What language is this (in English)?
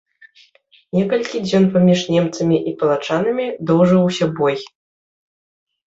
Belarusian